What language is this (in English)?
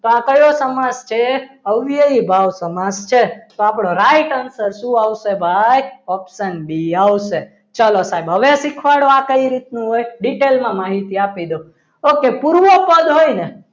Gujarati